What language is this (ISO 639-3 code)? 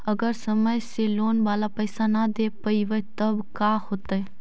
mag